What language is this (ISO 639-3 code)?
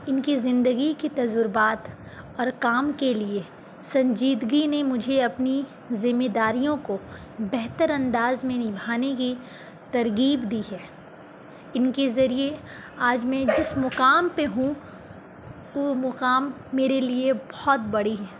urd